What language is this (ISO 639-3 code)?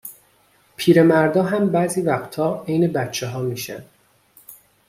fas